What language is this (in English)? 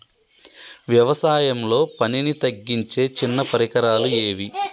Telugu